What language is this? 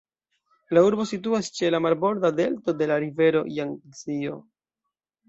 Esperanto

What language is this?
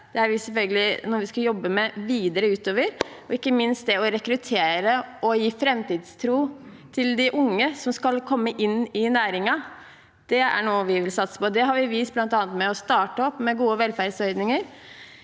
Norwegian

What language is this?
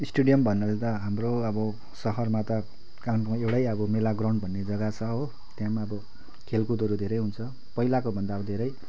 Nepali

